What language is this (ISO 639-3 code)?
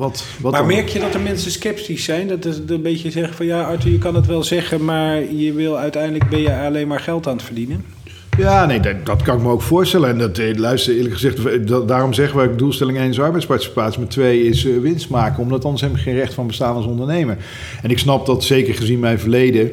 nld